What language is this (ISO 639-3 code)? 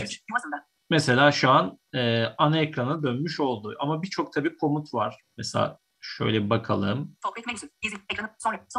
tur